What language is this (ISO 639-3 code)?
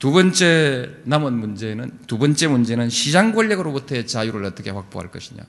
kor